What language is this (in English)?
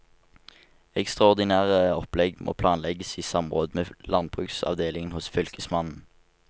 Norwegian